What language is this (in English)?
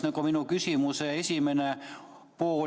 Estonian